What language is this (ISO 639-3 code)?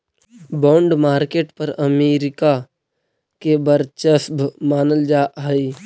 mag